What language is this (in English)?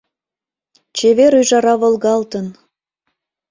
Mari